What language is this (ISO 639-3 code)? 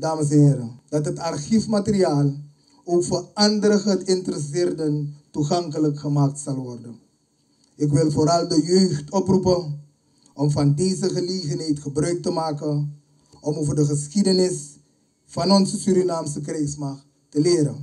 nld